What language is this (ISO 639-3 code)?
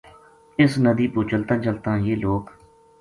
gju